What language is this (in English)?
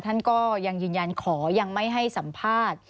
Thai